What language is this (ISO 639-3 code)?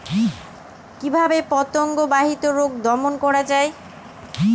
ben